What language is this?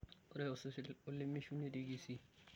Masai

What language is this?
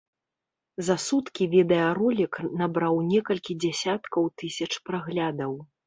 Belarusian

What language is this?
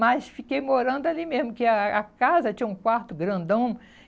Portuguese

